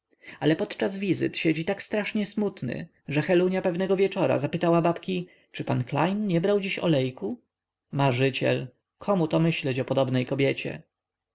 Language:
Polish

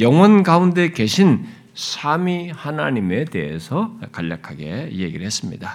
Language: Korean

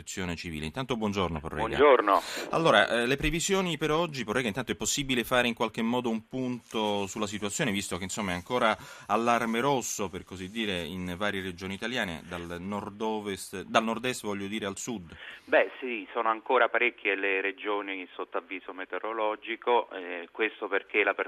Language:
Italian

